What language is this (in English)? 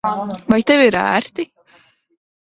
Latvian